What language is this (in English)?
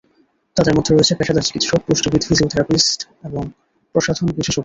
Bangla